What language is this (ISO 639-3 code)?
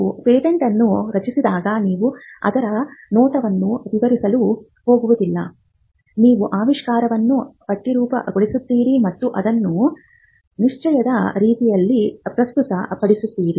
kan